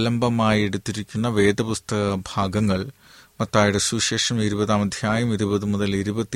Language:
Malayalam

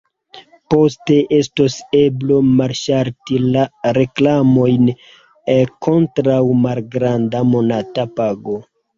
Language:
Esperanto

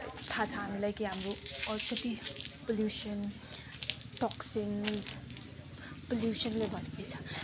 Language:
Nepali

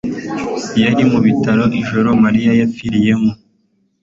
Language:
Kinyarwanda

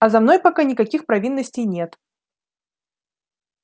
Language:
Russian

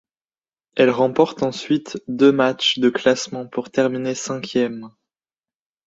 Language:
French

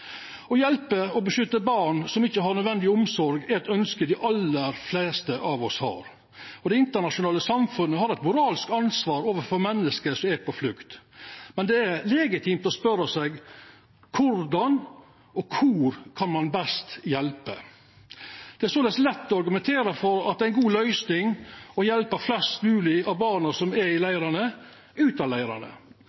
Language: Norwegian Nynorsk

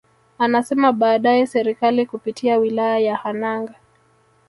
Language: Swahili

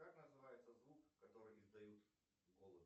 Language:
Russian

